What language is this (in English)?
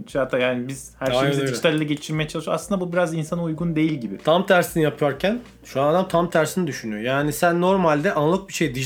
Turkish